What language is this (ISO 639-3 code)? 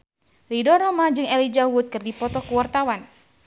sun